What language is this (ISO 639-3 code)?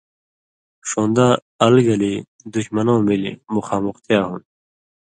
mvy